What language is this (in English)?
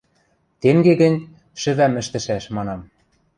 Western Mari